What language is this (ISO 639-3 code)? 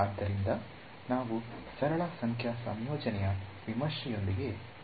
kan